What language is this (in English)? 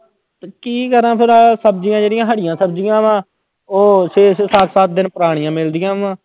Punjabi